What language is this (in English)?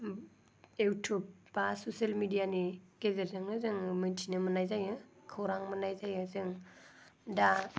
Bodo